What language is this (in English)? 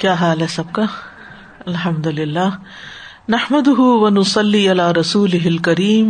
Urdu